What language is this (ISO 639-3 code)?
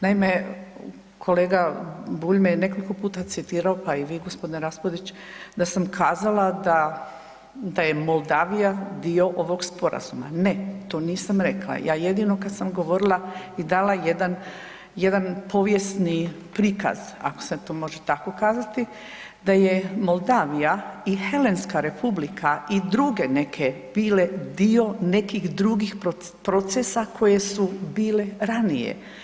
hrv